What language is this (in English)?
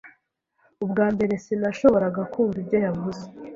Kinyarwanda